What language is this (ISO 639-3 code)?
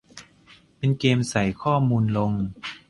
tha